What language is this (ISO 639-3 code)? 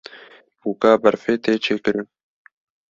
kur